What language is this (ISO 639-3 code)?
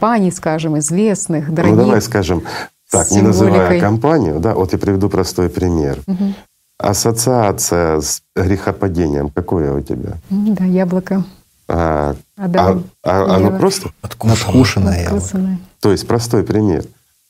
rus